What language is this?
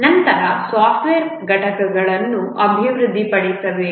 Kannada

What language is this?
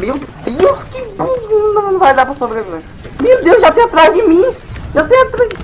Portuguese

